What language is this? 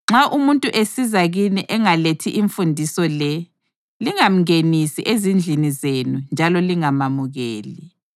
North Ndebele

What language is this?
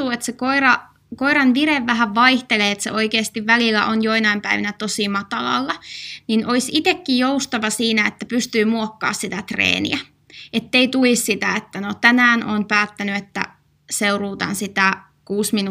Finnish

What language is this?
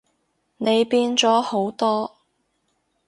Cantonese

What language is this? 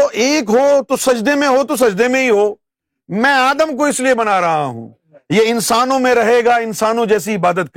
Urdu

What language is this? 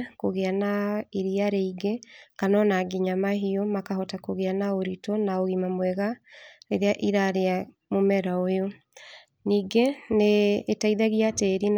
Kikuyu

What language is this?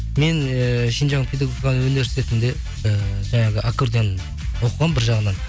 Kazakh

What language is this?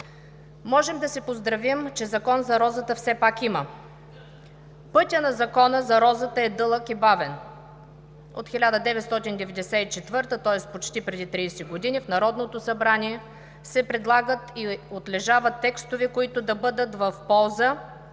Bulgarian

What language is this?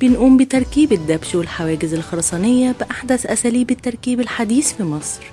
Arabic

